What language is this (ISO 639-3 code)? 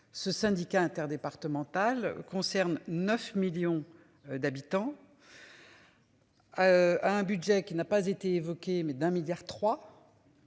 fra